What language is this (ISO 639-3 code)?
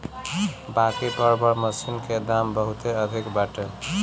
bho